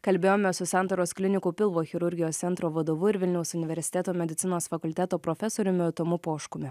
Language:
Lithuanian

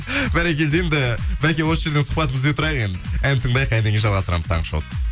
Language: Kazakh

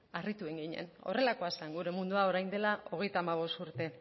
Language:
Basque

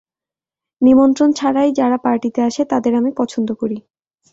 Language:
Bangla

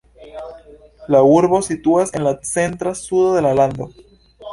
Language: Esperanto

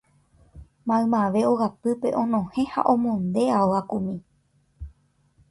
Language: Guarani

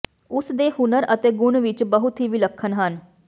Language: Punjabi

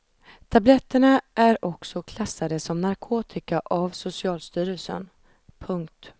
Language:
Swedish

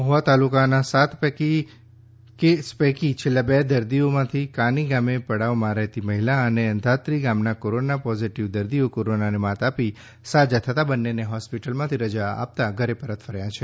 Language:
Gujarati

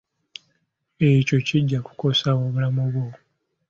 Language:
Ganda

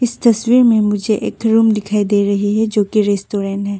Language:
Hindi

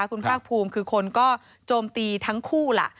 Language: Thai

